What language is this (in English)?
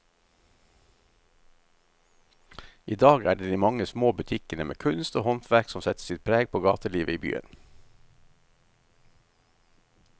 Norwegian